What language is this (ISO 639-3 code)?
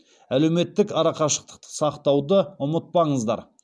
kaz